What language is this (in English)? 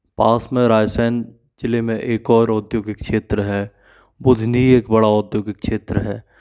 Hindi